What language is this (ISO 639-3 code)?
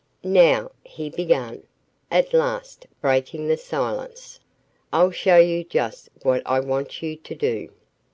eng